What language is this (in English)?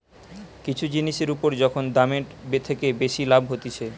Bangla